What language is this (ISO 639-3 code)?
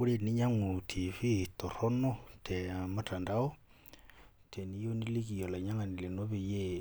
mas